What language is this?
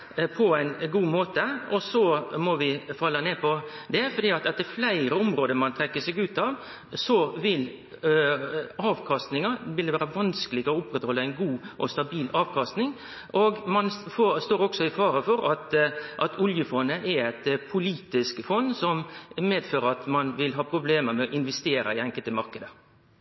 Norwegian Nynorsk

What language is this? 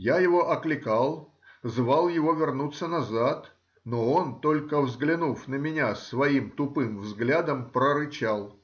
Russian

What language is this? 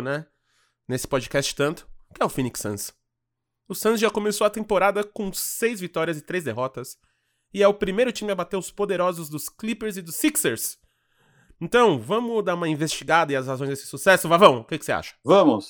Portuguese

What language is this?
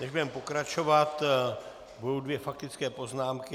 Czech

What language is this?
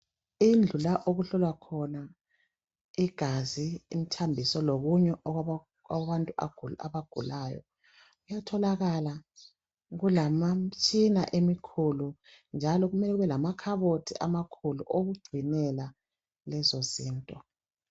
North Ndebele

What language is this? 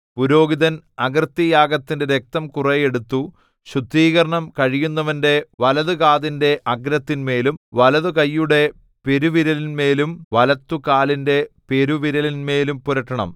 Malayalam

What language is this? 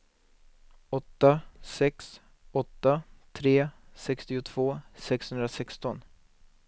Swedish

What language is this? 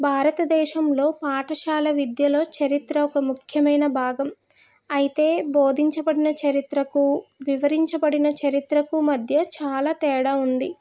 Telugu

